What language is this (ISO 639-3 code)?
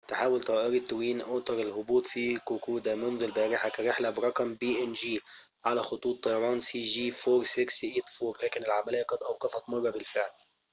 ara